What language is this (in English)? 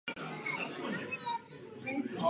Czech